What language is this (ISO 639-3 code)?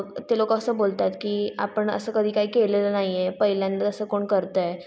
mar